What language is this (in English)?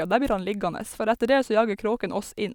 Norwegian